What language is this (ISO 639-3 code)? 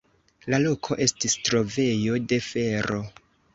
epo